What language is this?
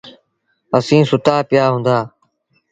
Sindhi Bhil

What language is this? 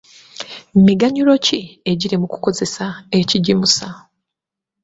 Ganda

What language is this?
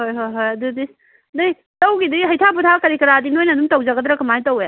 Manipuri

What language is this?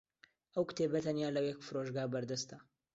Central Kurdish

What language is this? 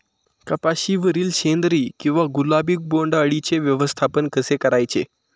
Marathi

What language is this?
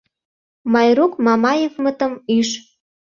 Mari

